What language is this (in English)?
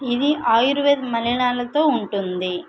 Telugu